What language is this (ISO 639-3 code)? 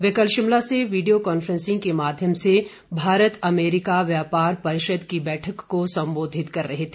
hin